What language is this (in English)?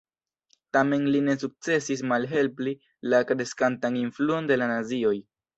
Esperanto